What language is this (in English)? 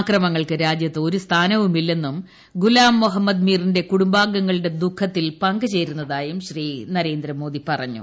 Malayalam